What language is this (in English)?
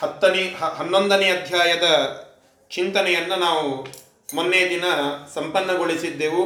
Kannada